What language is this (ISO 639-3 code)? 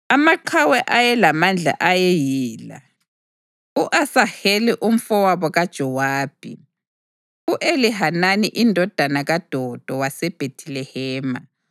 nde